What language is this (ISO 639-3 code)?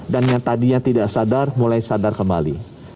ind